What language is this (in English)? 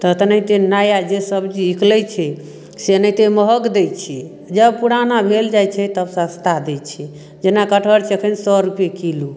Maithili